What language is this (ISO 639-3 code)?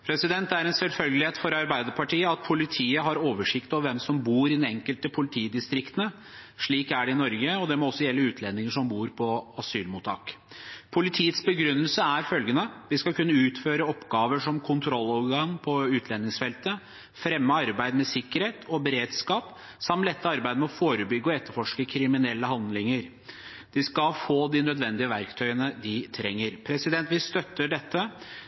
nob